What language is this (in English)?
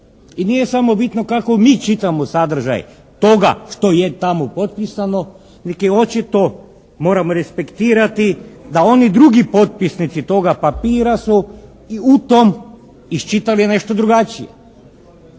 Croatian